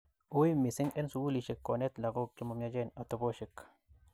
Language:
Kalenjin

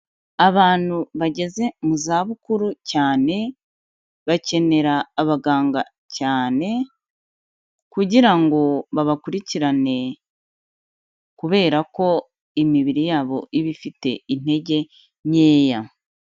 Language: Kinyarwanda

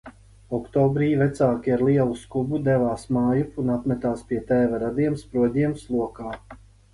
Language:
Latvian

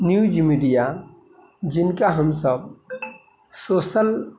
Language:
Maithili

